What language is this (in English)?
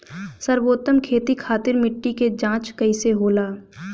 Bhojpuri